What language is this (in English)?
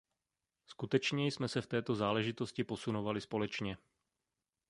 Czech